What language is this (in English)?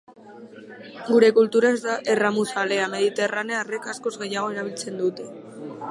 Basque